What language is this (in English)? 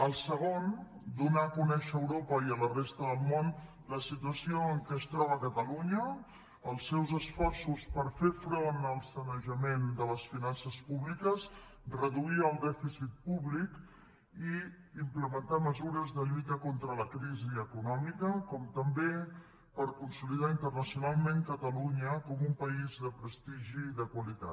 Catalan